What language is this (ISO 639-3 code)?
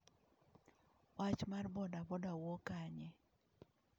luo